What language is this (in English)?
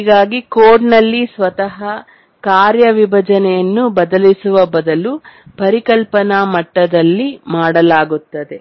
Kannada